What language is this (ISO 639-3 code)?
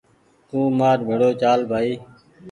gig